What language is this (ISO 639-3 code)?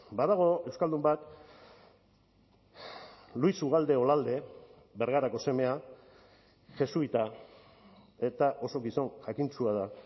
eus